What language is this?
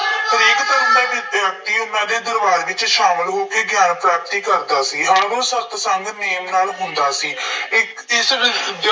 Punjabi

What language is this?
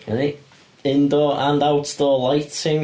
Welsh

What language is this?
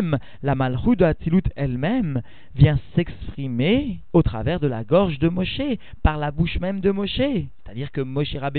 French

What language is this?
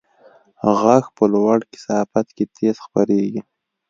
Pashto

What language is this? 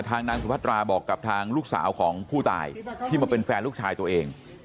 Thai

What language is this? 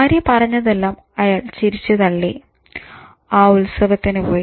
Malayalam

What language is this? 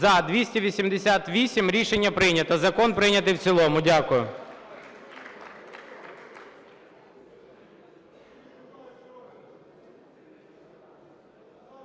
Ukrainian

